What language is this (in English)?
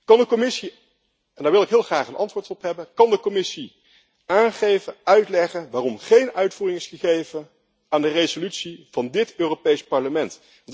Dutch